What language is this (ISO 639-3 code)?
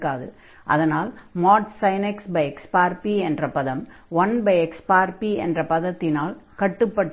tam